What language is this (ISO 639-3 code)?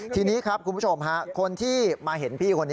tha